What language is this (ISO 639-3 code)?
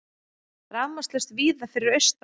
isl